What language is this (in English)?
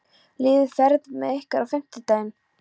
Icelandic